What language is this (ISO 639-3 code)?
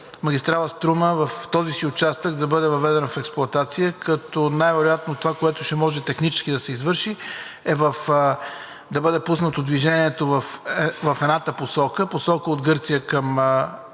bul